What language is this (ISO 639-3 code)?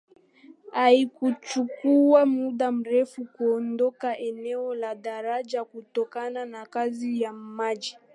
swa